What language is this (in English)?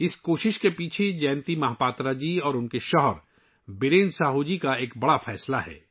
Urdu